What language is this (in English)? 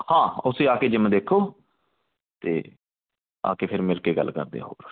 Punjabi